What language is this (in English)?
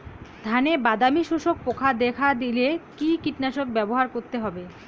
Bangla